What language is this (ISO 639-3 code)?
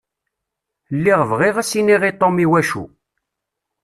kab